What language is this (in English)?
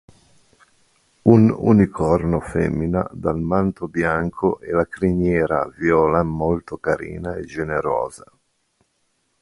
Italian